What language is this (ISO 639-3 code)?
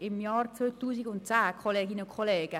gsw